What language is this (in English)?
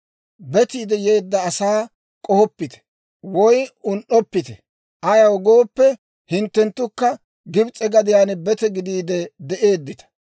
Dawro